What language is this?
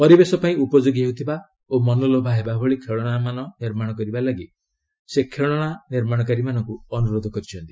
Odia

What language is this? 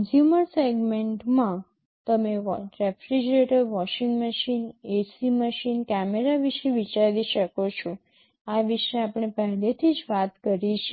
Gujarati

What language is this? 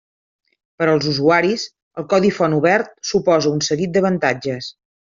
Catalan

